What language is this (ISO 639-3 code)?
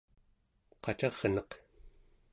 esu